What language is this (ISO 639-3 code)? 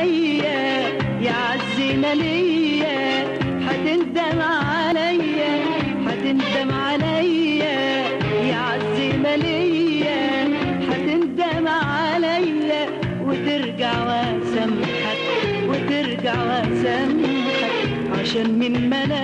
ara